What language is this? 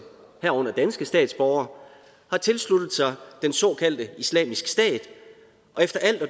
Danish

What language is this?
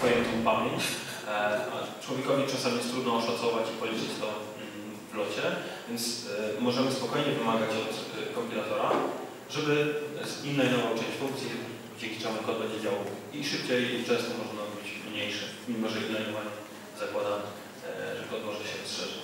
Polish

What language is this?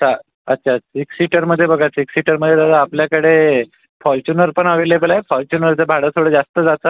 Marathi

